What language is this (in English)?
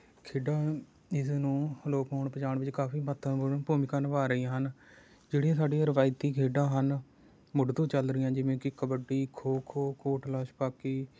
Punjabi